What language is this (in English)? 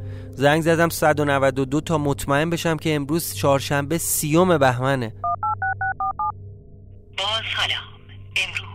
Persian